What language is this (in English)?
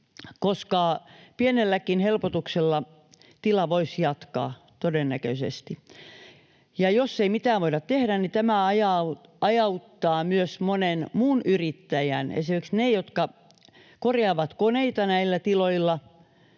Finnish